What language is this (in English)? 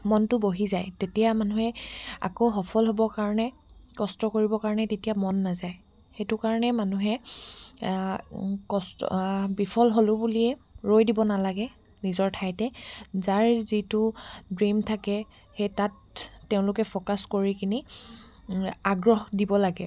Assamese